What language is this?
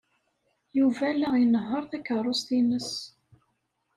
Kabyle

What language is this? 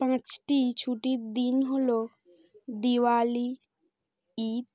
Bangla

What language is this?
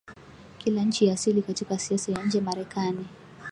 Swahili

